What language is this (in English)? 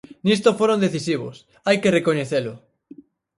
Galician